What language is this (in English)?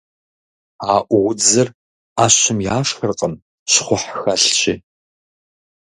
Kabardian